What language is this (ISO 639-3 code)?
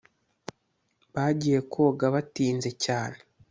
kin